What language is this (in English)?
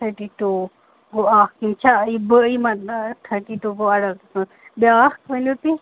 Kashmiri